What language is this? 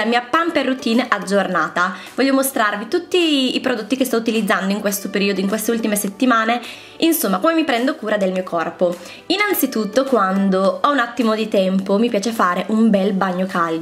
Italian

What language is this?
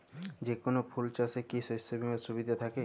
Bangla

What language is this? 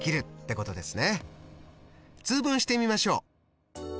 Japanese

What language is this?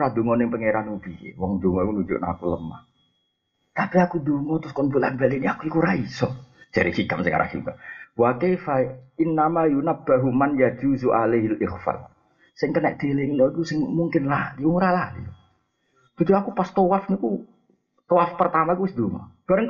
Malay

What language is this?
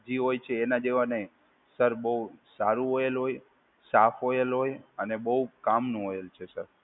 Gujarati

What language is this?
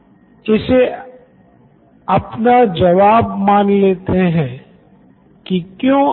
Hindi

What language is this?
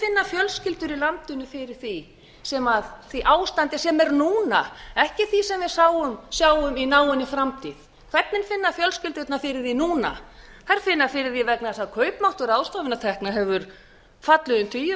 Icelandic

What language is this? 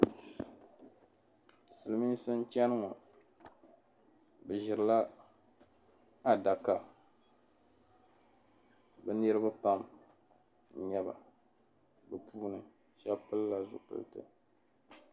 Dagbani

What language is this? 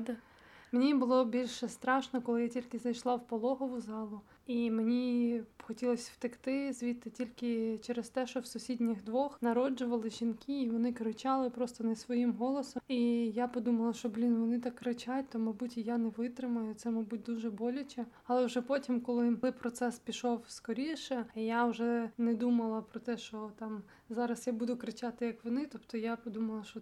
Ukrainian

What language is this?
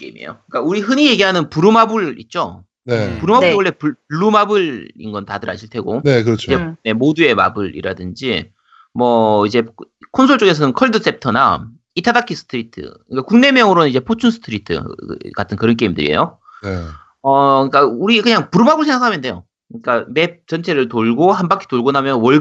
Korean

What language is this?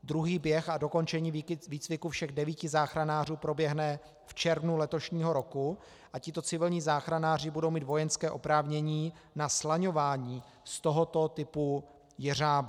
Czech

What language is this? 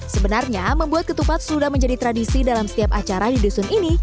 Indonesian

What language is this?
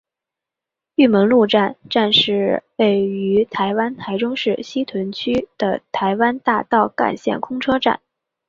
Chinese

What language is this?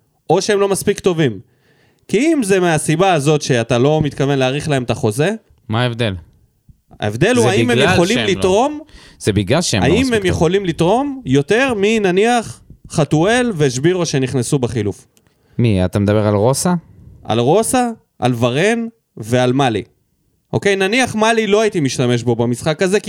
Hebrew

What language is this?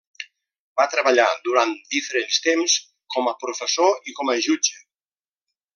Catalan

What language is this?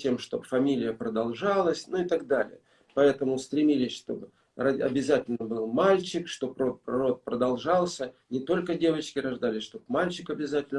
Russian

